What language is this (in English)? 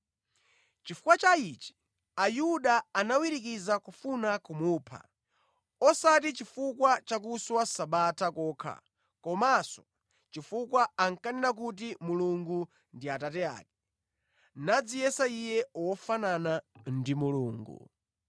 Nyanja